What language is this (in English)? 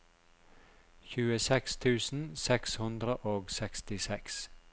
Norwegian